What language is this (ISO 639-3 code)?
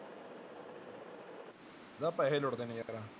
pan